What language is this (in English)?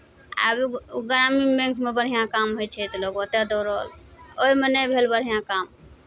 Maithili